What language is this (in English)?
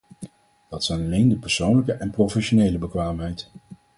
Dutch